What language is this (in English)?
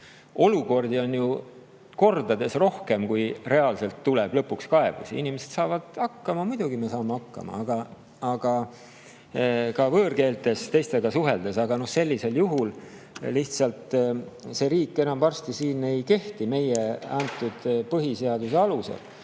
Estonian